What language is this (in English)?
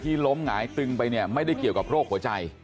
Thai